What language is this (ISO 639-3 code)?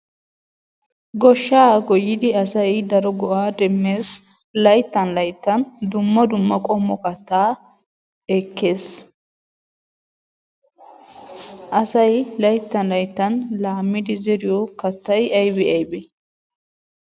wal